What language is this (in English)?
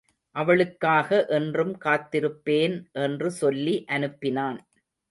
Tamil